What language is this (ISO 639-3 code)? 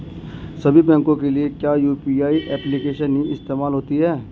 hin